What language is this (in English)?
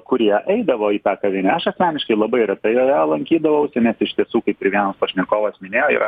Lithuanian